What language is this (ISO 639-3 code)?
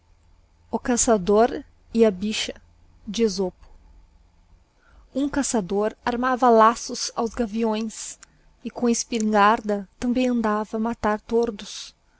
por